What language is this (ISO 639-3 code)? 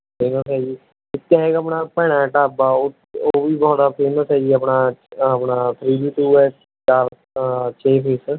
pan